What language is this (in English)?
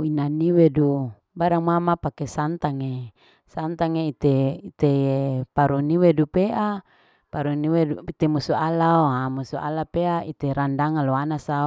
Larike-Wakasihu